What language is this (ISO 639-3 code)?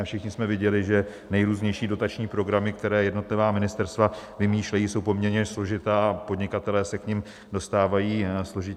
ces